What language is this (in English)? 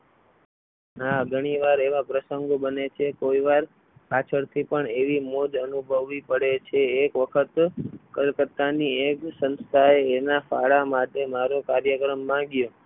Gujarati